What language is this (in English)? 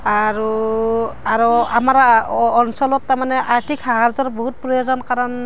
Assamese